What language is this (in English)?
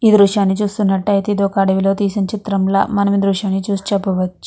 Telugu